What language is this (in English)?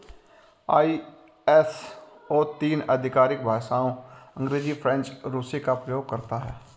Hindi